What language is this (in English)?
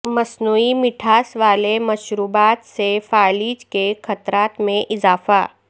Urdu